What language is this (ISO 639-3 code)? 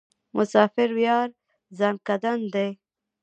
pus